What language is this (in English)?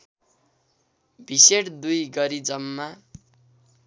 Nepali